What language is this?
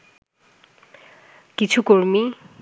Bangla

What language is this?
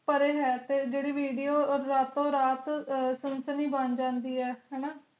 Punjabi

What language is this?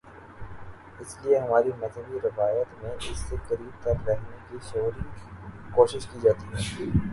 Urdu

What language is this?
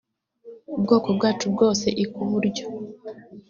Kinyarwanda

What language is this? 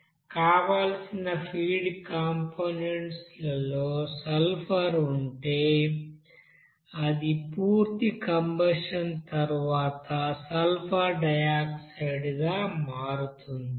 Telugu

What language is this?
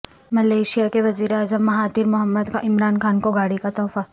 Urdu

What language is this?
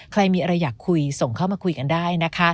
Thai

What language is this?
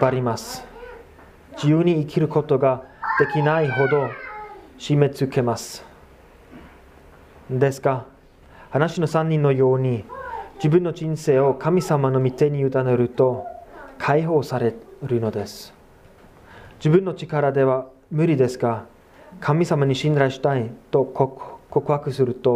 Japanese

